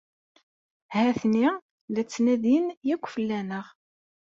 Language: Kabyle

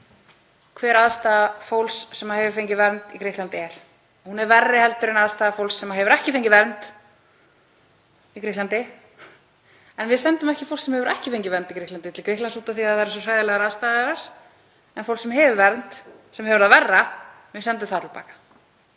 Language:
Icelandic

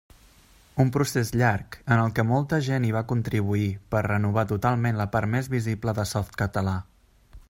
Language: Catalan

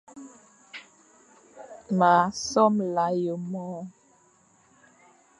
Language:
Fang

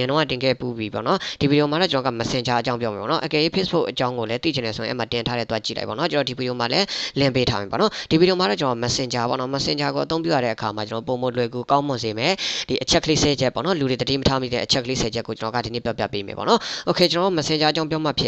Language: Vietnamese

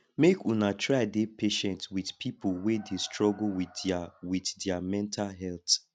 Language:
Nigerian Pidgin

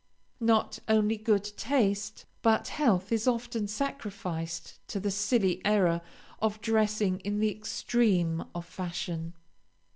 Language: English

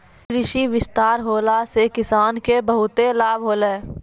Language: Maithili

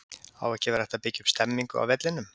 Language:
Icelandic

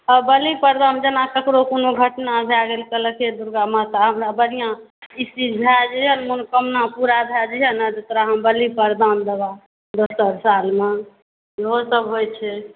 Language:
Maithili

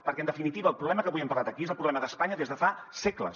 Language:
Catalan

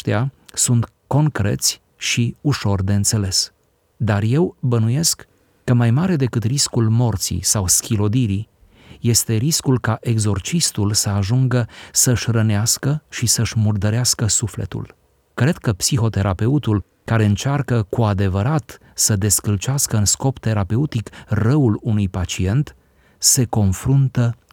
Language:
Romanian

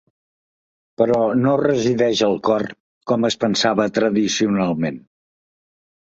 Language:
Catalan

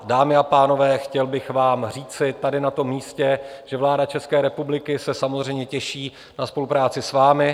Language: Czech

